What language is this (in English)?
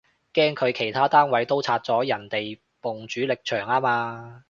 Cantonese